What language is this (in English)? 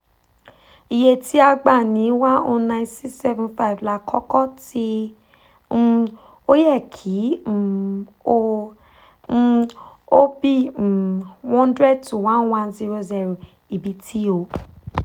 Yoruba